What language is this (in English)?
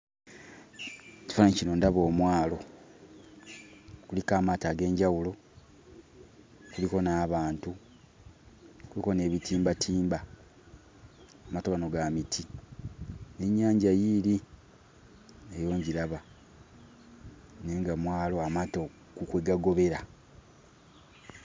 Ganda